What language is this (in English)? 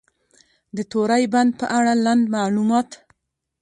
Pashto